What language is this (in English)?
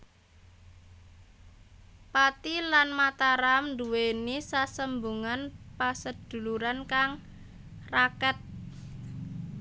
Javanese